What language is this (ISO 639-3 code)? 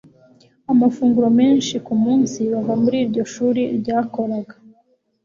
kin